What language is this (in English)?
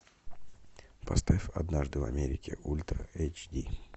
Russian